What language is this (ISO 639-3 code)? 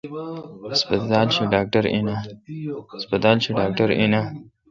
xka